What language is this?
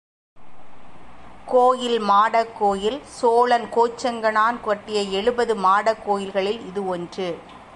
Tamil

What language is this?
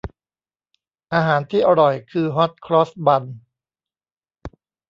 Thai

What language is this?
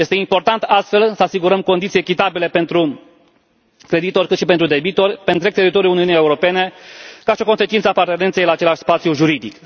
Romanian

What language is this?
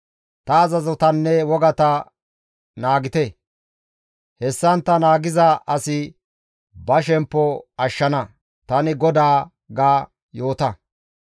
Gamo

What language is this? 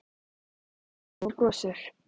Icelandic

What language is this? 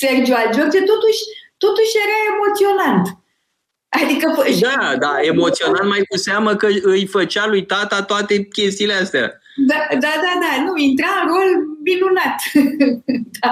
Romanian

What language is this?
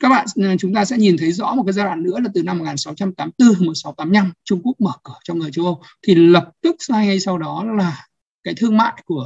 Vietnamese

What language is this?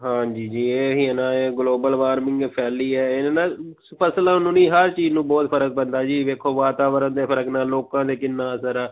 Punjabi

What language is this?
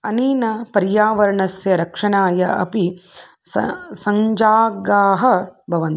Sanskrit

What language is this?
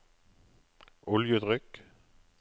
Norwegian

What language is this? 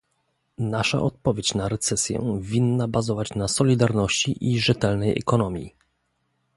Polish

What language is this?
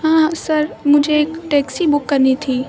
Urdu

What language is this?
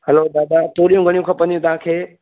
Sindhi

